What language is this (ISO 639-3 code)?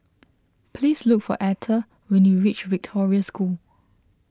eng